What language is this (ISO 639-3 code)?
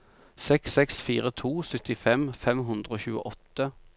nor